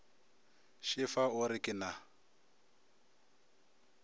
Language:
Northern Sotho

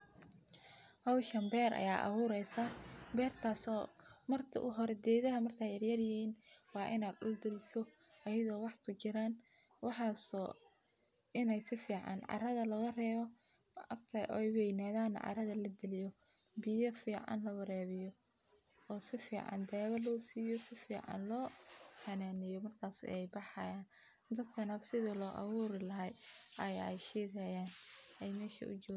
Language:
Somali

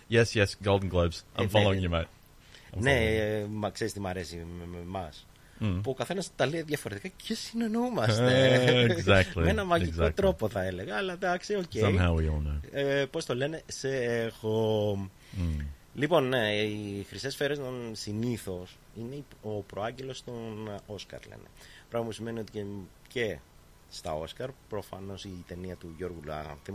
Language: Greek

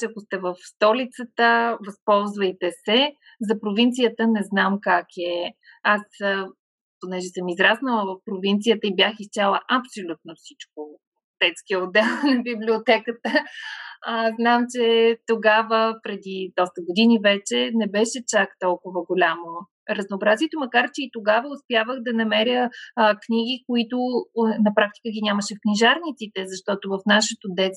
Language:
Bulgarian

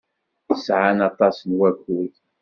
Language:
Kabyle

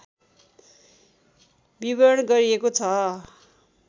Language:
Nepali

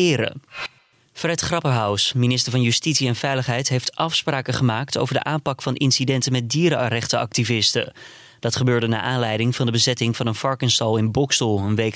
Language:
Dutch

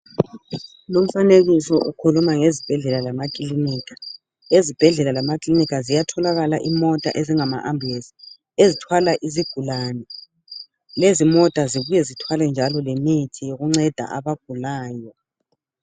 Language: North Ndebele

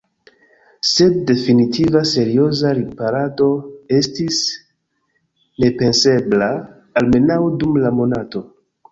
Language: Esperanto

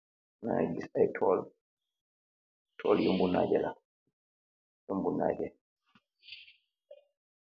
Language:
Wolof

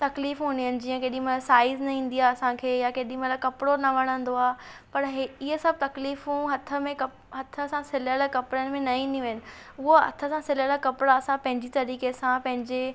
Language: Sindhi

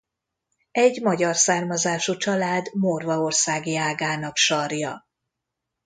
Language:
Hungarian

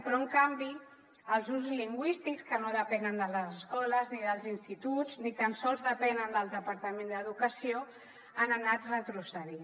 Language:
Catalan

